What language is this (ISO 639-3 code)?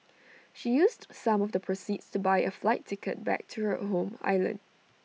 eng